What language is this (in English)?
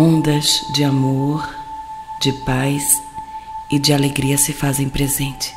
Portuguese